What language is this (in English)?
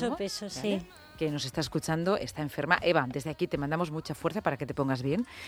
Spanish